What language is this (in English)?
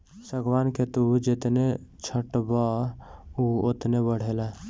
Bhojpuri